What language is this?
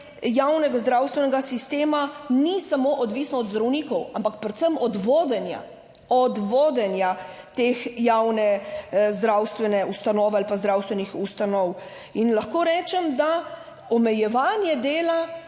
Slovenian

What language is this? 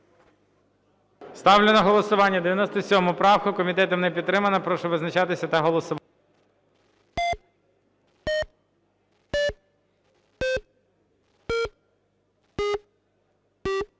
Ukrainian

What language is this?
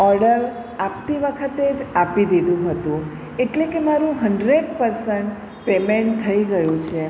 Gujarati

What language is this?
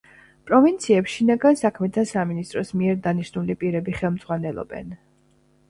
Georgian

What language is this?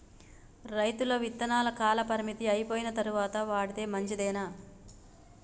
Telugu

